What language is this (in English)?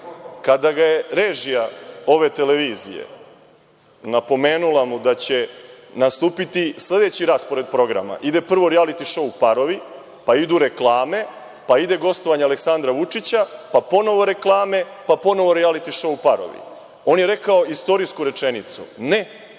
Serbian